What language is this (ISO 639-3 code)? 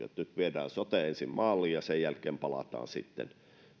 fin